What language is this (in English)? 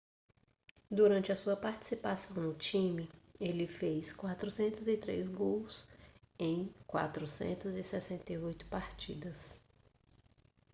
Portuguese